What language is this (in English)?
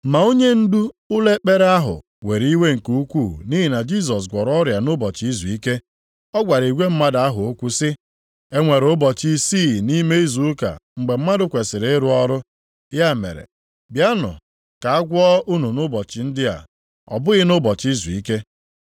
Igbo